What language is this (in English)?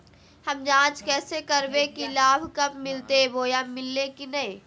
Magahi